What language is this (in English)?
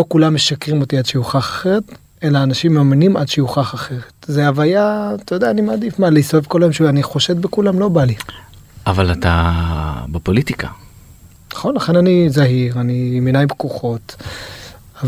Hebrew